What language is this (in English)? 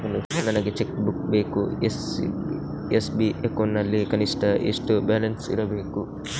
Kannada